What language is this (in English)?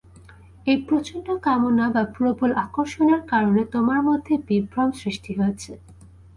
Bangla